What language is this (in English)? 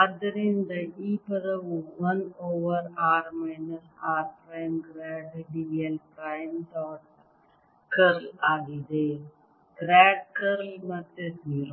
Kannada